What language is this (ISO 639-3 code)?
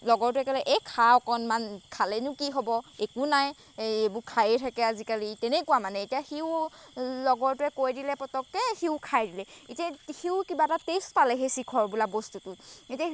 asm